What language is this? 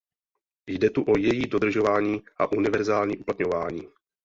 Czech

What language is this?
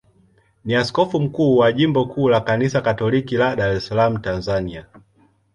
Swahili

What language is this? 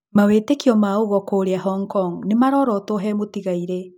Kikuyu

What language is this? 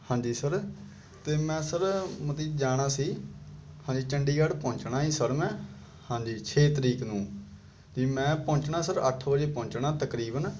Punjabi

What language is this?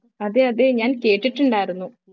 Malayalam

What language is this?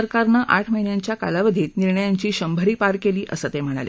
Marathi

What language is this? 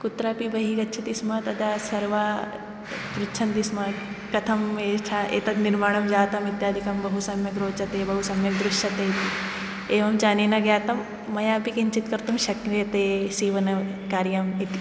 Sanskrit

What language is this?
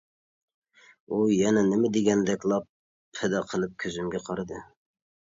Uyghur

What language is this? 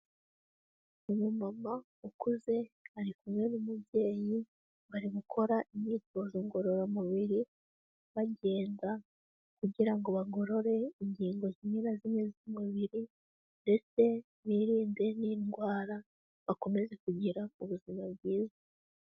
Kinyarwanda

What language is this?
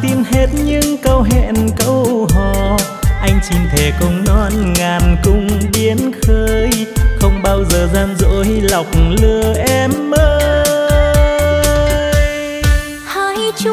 Vietnamese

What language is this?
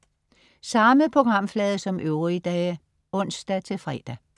Danish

